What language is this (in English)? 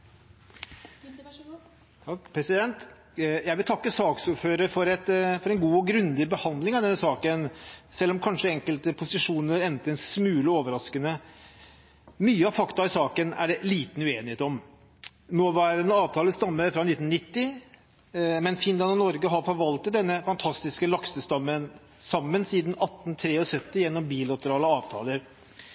Norwegian Bokmål